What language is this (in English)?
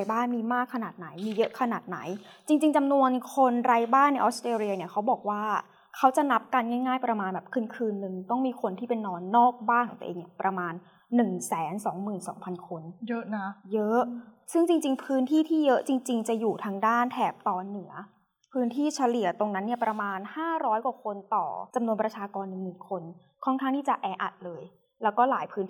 Thai